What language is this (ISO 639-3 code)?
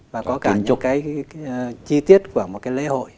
vie